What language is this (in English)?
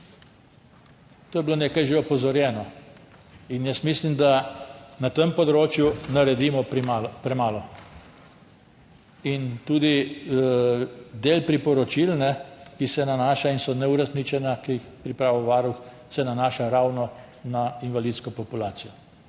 Slovenian